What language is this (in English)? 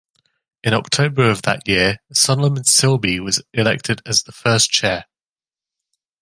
English